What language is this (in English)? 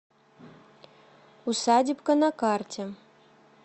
Russian